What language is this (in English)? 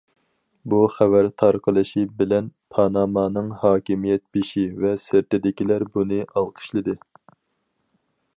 Uyghur